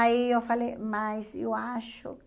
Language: Portuguese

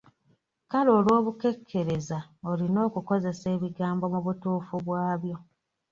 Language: Ganda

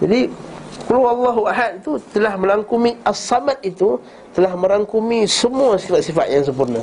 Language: Malay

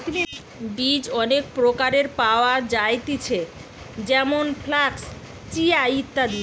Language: Bangla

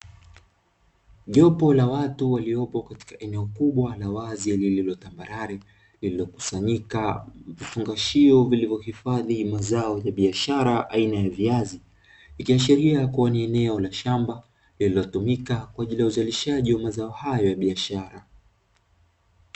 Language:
Swahili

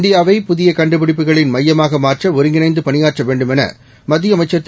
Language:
Tamil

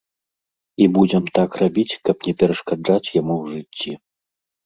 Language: Belarusian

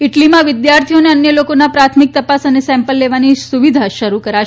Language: Gujarati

